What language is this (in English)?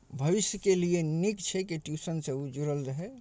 Maithili